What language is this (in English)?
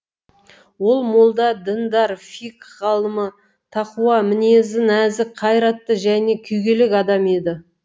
Kazakh